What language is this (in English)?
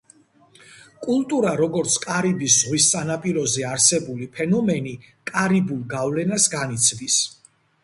Georgian